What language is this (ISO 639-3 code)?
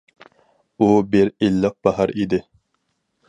uig